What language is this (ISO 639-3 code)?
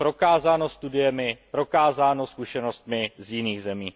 ces